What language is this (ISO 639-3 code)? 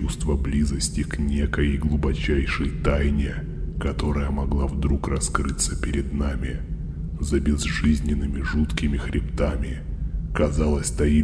rus